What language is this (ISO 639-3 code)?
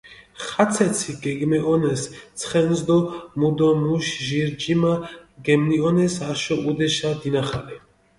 xmf